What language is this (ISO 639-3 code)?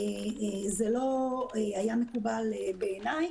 heb